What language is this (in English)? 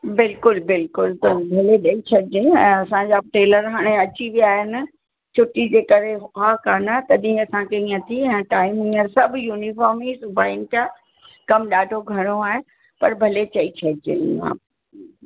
Sindhi